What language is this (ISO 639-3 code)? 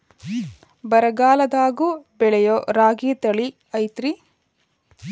kan